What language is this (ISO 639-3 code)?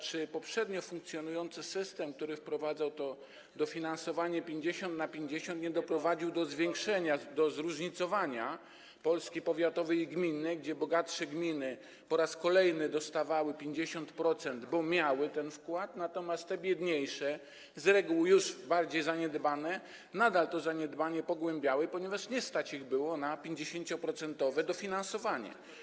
pol